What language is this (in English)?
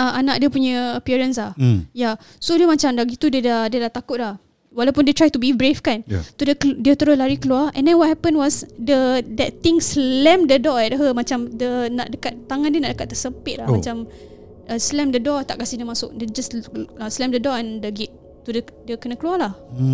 Malay